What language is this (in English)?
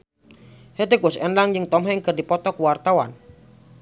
Sundanese